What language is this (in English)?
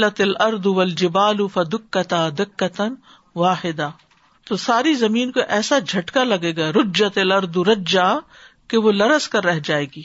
Urdu